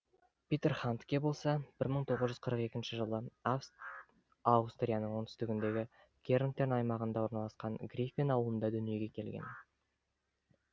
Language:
Kazakh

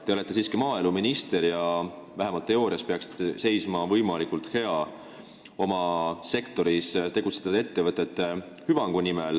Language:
Estonian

